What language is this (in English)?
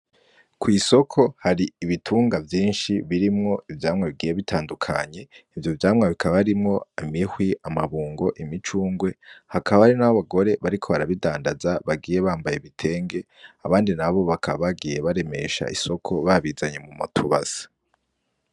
Rundi